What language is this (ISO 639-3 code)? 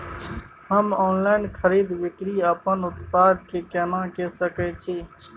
mai